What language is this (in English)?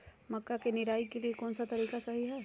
Magahi